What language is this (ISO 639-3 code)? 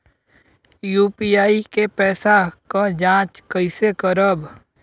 bho